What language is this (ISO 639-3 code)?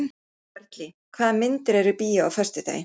isl